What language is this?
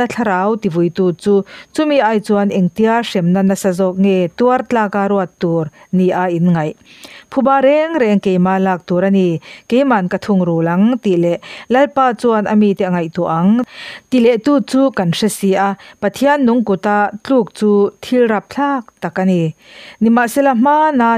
Thai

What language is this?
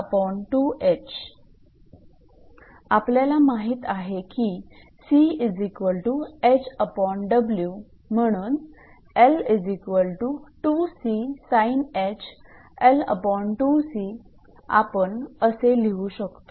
Marathi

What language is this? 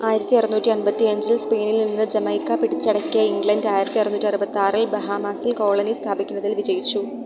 Malayalam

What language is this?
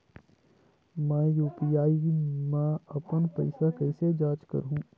Chhattisgarhi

